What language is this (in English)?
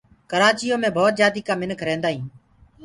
Gurgula